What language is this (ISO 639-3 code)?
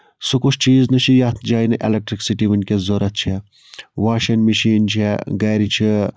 kas